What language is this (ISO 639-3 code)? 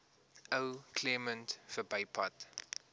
afr